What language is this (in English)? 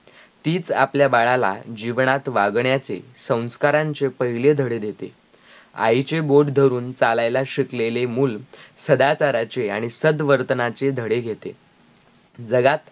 Marathi